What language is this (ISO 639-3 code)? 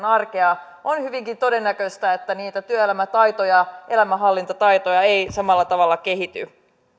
fin